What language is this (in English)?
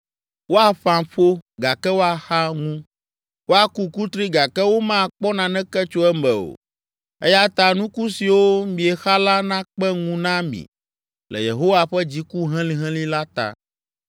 Ewe